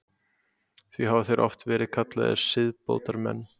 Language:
Icelandic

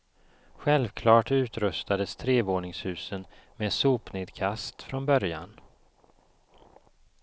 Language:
Swedish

